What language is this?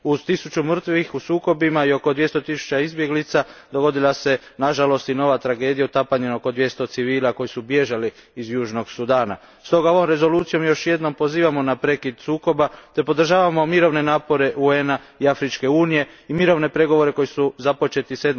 Croatian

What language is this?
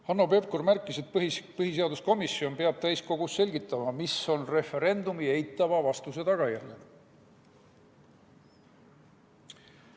Estonian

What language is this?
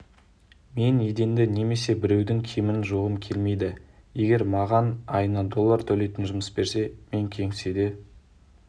Kazakh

